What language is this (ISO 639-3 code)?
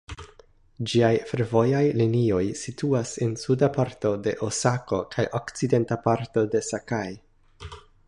epo